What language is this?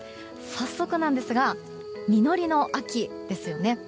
Japanese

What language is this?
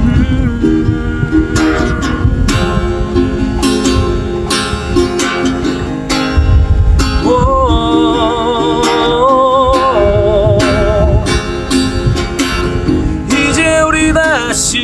Turkish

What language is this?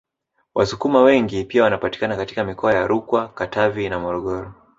Swahili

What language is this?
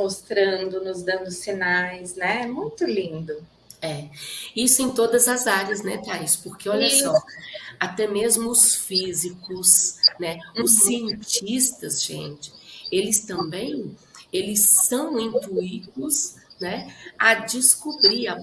Portuguese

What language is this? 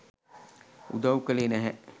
Sinhala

